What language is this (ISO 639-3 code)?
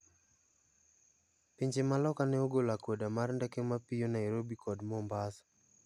luo